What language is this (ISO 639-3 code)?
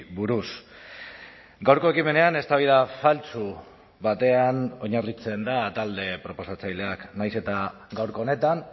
eus